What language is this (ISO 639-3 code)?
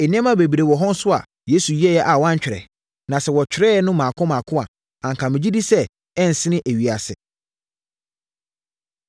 aka